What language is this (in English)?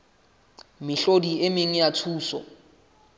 Southern Sotho